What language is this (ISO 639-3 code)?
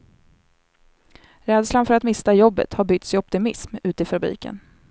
swe